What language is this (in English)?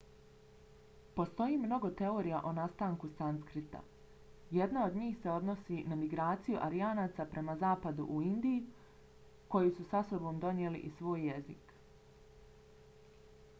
Bosnian